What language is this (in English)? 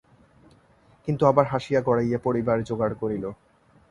Bangla